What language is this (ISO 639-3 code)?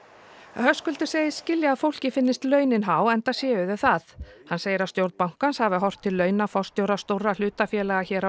isl